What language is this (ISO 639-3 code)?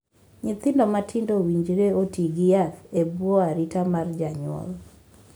luo